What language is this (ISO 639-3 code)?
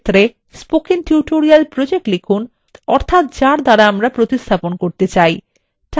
ben